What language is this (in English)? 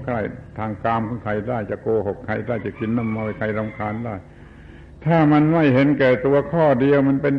Thai